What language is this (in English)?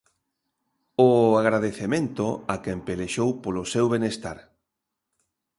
Galician